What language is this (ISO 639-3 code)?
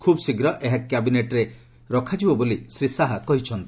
ori